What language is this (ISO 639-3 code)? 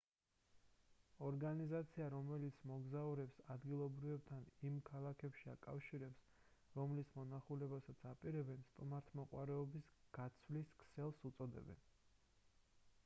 kat